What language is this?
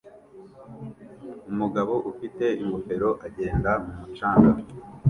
Kinyarwanda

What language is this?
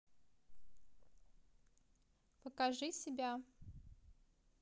Russian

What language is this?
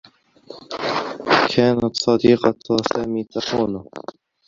Arabic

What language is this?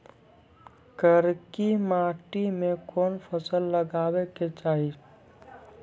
Maithili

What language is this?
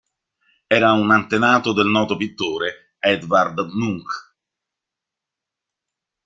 Italian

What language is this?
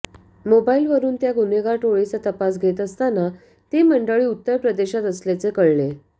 Marathi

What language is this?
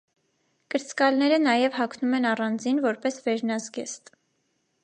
Armenian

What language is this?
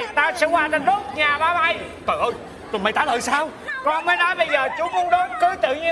Vietnamese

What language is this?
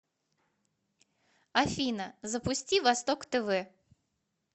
Russian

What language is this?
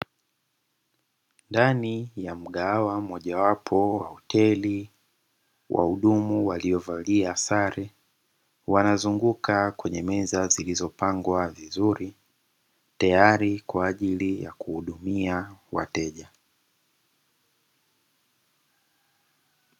Swahili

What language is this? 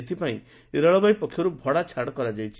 Odia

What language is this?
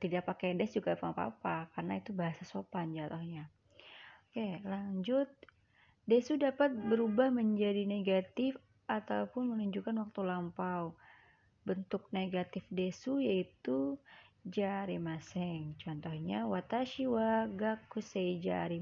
Indonesian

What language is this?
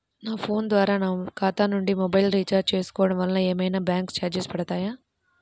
Telugu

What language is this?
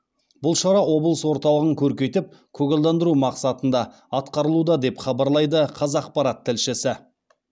Kazakh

